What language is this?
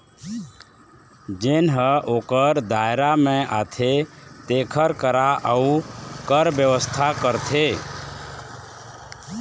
Chhattisgarhi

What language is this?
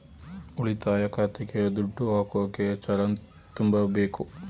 Kannada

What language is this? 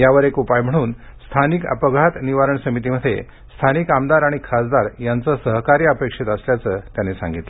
Marathi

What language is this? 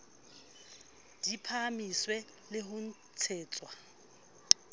Southern Sotho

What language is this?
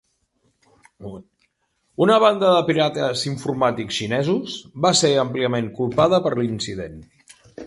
Catalan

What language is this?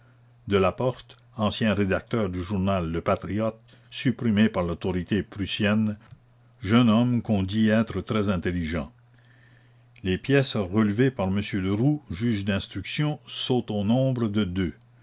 French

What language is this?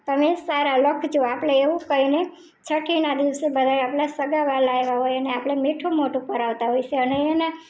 Gujarati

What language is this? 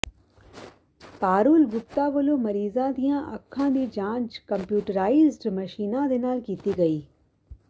Punjabi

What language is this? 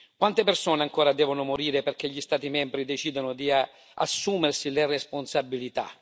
Italian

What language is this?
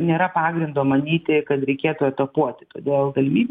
Lithuanian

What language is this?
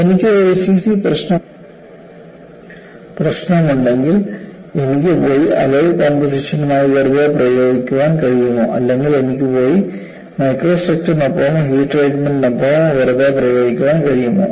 Malayalam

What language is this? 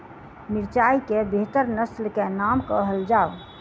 Maithili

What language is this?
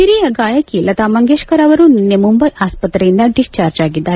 Kannada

